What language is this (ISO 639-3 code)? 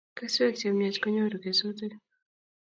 kln